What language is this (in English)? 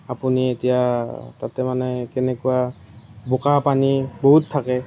Assamese